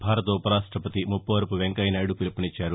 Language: Telugu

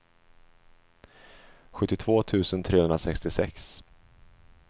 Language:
Swedish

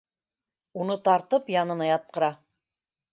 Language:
Bashkir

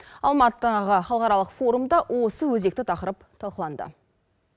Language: Kazakh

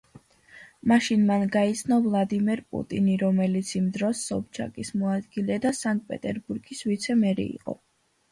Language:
Georgian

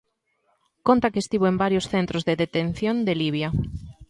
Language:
Galician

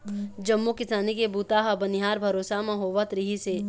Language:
Chhattisgarhi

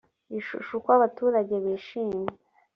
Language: Kinyarwanda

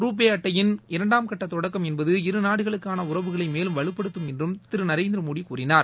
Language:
Tamil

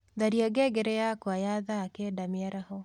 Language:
Kikuyu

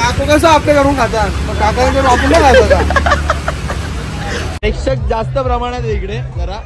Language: Marathi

